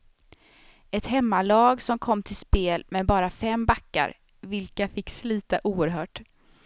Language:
Swedish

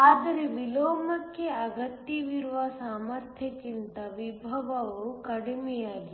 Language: Kannada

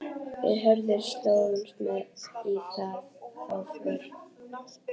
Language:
Icelandic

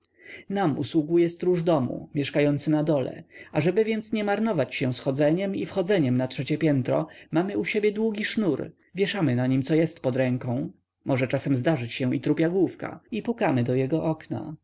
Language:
Polish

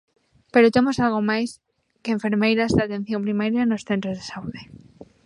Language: Galician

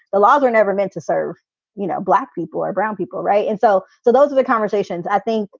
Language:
English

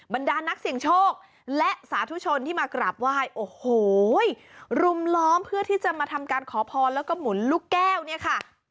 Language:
Thai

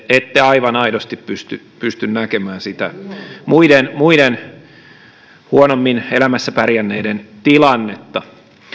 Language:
Finnish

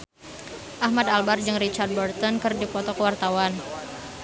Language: Sundanese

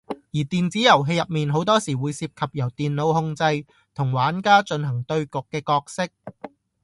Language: Cantonese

